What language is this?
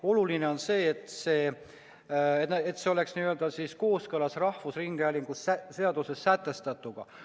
Estonian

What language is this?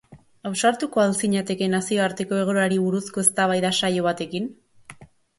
Basque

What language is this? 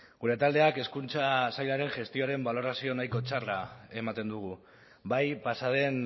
Basque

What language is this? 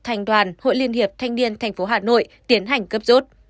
Vietnamese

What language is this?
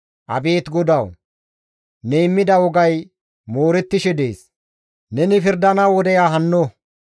Gamo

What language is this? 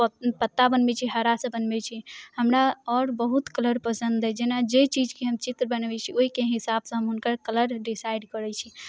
Maithili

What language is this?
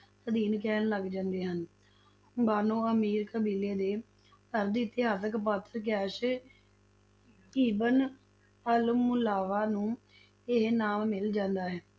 Punjabi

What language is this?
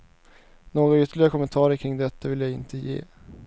Swedish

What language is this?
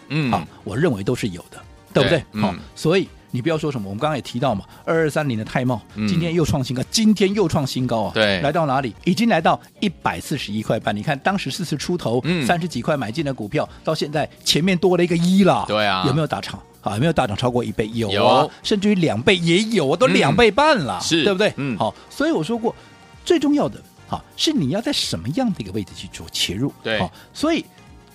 Chinese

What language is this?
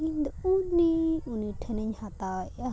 Santali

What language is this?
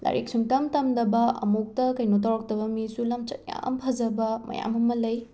Manipuri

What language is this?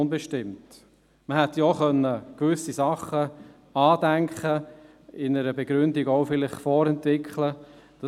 Swiss German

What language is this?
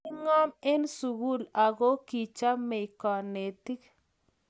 Kalenjin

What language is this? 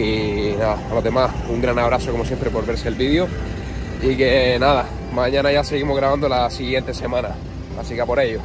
Spanish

